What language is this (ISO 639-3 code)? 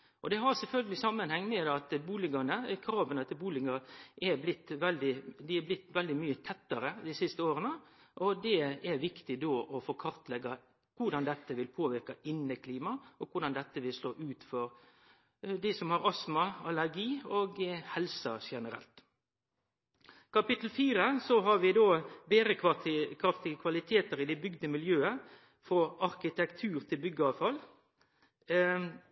nno